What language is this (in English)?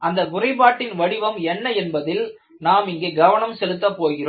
Tamil